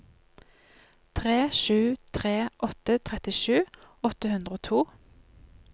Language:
Norwegian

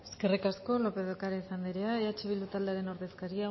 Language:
Basque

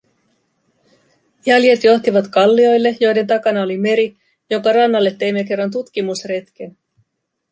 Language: Finnish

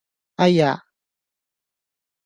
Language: Cantonese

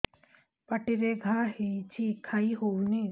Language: Odia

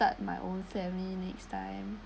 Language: English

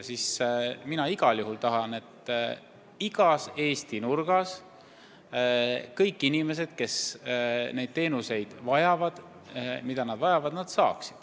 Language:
Estonian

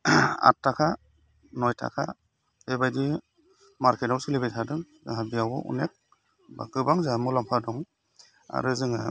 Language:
Bodo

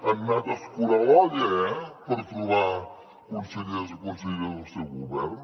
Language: Catalan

